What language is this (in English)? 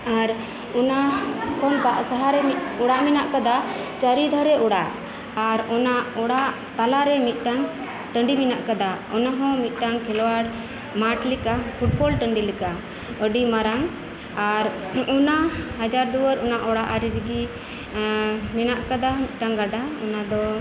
Santali